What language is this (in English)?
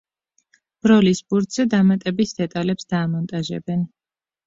Georgian